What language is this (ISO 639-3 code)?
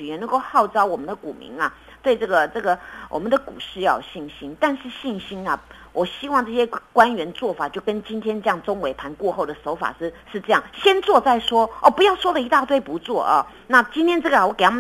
zho